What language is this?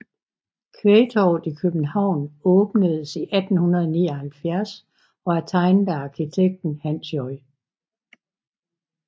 Danish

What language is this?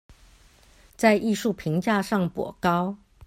Chinese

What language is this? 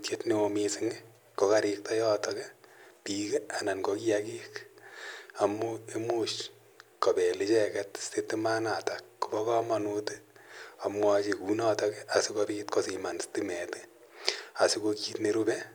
Kalenjin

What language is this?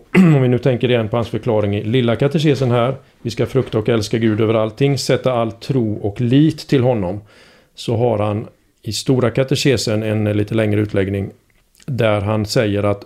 Swedish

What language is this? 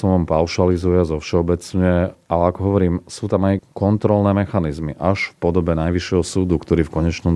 Slovak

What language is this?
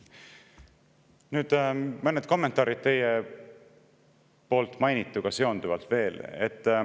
Estonian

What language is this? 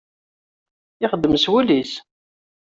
Kabyle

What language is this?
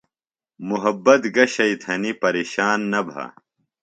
Phalura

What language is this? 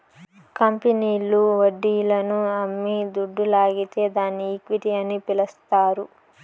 Telugu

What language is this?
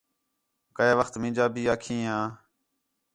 Khetrani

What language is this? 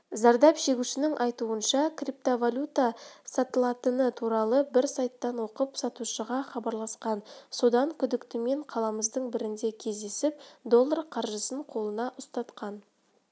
Kazakh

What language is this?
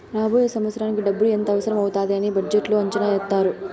Telugu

